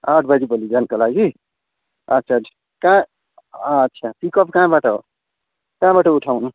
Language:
Nepali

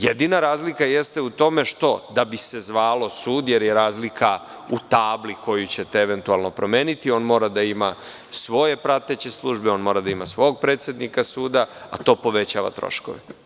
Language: Serbian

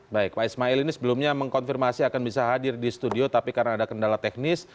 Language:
Indonesian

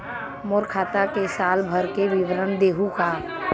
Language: Chhattisgarhi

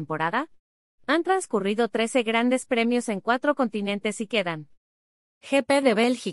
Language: Spanish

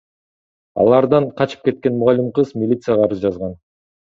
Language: Kyrgyz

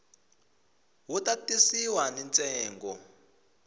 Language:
Tsonga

